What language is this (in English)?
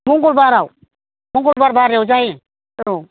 Bodo